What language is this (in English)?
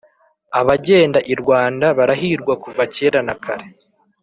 Kinyarwanda